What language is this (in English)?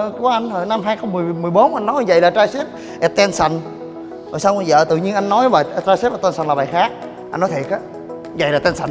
Vietnamese